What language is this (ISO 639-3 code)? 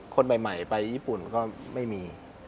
tha